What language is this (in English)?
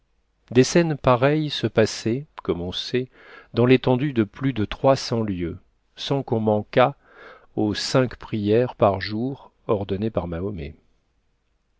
French